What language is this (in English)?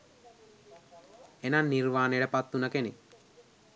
Sinhala